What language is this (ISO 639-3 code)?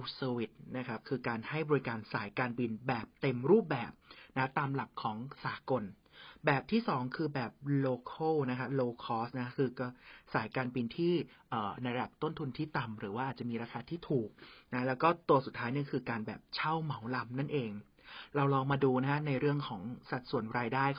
tha